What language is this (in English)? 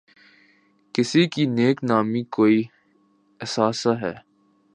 Urdu